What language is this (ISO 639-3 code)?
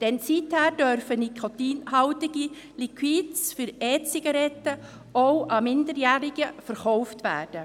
gsw